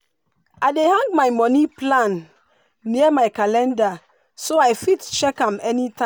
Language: Nigerian Pidgin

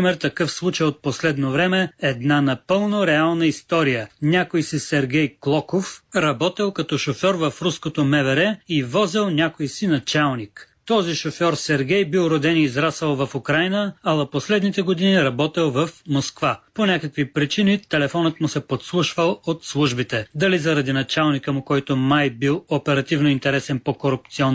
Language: Bulgarian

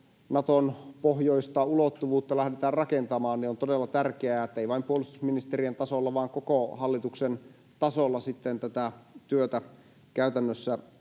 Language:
Finnish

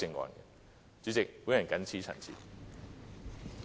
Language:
Cantonese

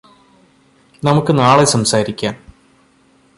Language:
Malayalam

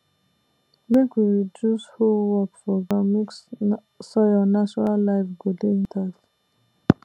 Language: Nigerian Pidgin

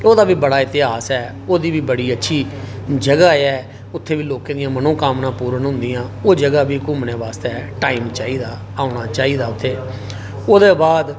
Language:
Dogri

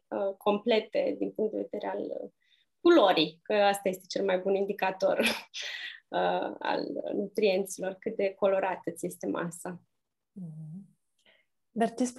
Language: Romanian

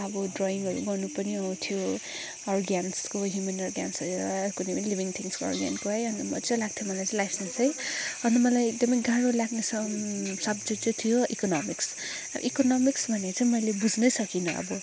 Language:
Nepali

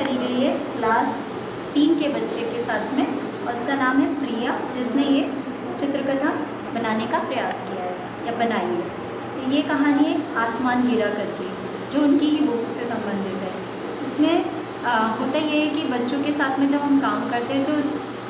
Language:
Hindi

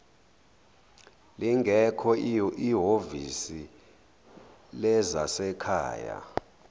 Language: Zulu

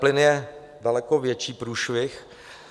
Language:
Czech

